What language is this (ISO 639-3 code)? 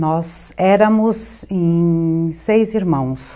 por